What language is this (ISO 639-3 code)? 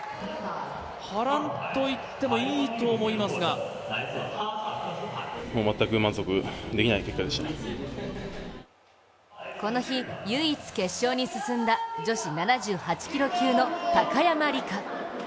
jpn